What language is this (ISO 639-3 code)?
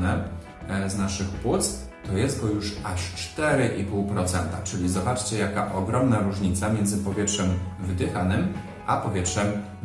pol